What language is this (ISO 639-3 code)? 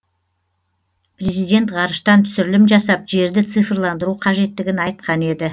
kaz